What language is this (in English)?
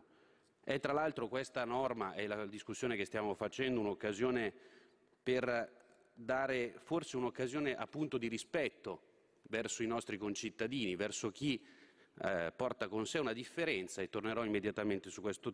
Italian